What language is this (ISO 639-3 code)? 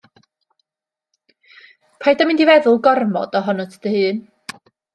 cym